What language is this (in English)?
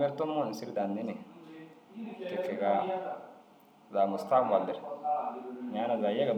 Dazaga